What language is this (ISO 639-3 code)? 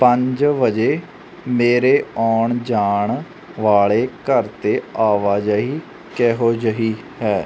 pan